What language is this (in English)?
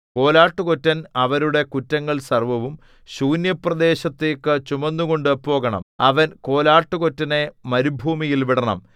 Malayalam